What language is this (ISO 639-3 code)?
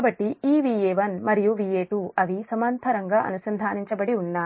tel